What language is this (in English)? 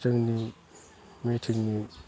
Bodo